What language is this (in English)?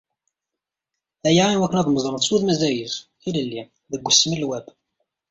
Kabyle